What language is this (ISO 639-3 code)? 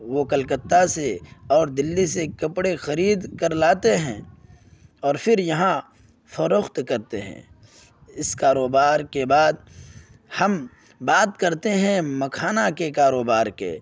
urd